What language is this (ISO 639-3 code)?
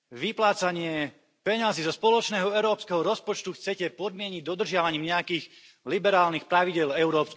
slk